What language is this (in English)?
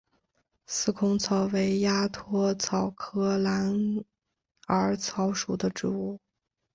Chinese